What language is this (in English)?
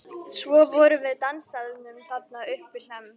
Icelandic